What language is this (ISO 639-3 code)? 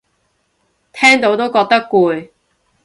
yue